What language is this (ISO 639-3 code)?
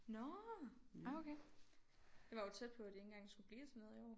dan